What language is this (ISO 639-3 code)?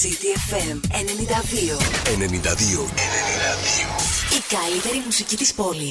ell